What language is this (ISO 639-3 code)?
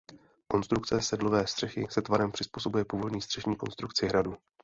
ces